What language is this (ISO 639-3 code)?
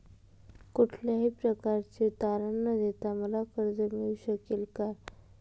mar